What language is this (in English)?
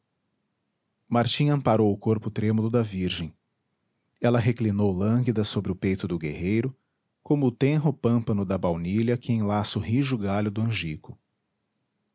Portuguese